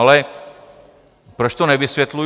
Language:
Czech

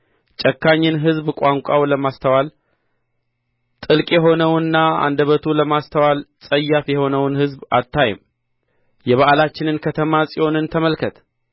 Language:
Amharic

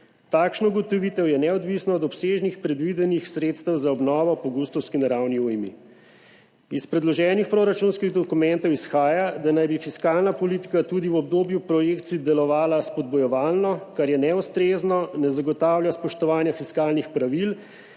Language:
Slovenian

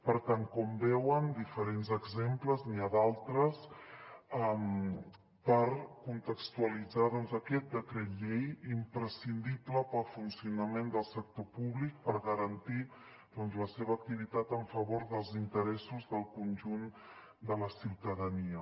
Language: Catalan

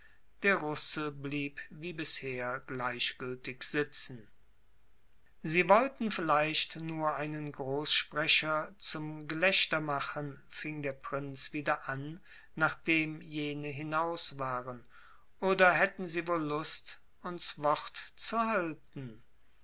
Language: German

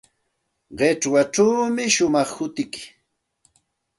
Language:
Santa Ana de Tusi Pasco Quechua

